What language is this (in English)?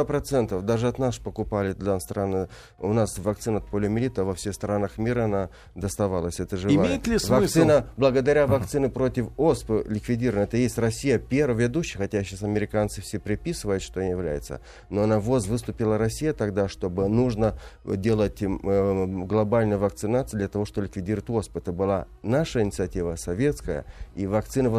Russian